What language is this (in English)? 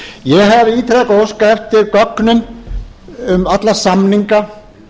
Icelandic